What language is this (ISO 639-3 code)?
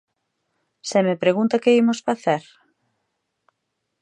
glg